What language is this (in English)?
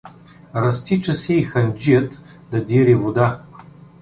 Bulgarian